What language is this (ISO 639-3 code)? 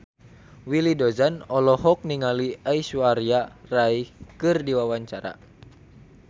sun